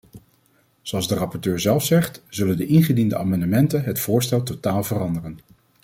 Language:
Dutch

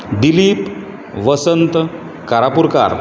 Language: Konkani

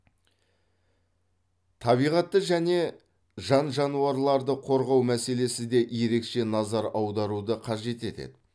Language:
Kazakh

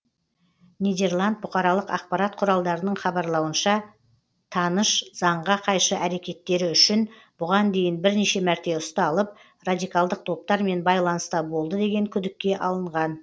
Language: Kazakh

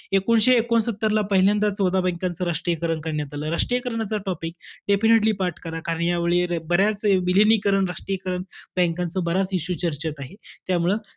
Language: Marathi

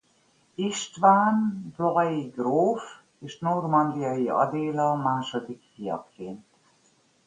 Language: Hungarian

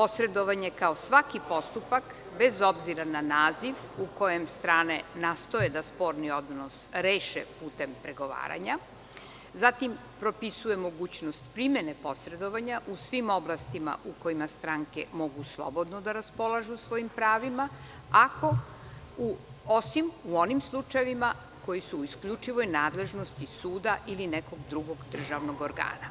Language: Serbian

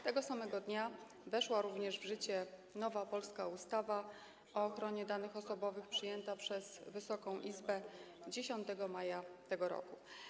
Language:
Polish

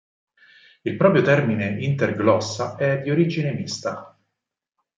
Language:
Italian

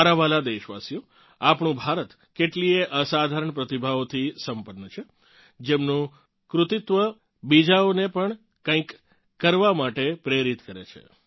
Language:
Gujarati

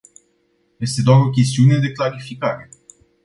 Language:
Romanian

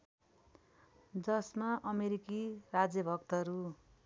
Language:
Nepali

